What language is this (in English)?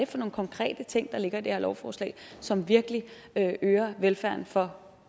Danish